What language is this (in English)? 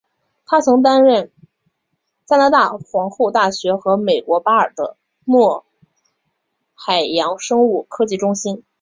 Chinese